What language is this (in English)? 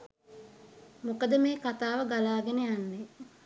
Sinhala